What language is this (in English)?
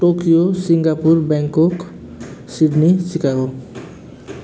Nepali